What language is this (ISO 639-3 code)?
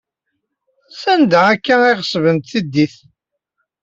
kab